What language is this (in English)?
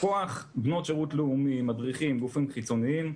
Hebrew